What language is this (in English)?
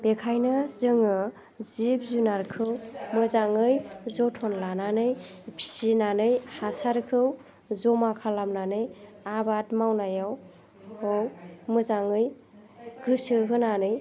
Bodo